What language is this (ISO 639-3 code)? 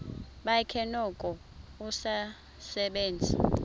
xho